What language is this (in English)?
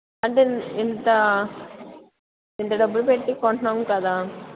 Telugu